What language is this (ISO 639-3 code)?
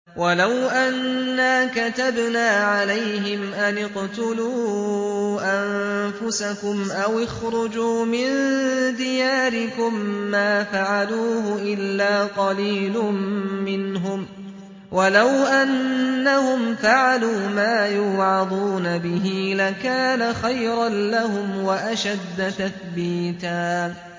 ara